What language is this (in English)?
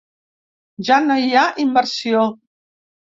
Catalan